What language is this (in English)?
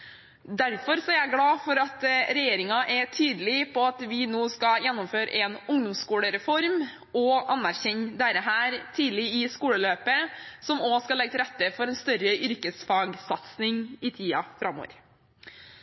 Norwegian Bokmål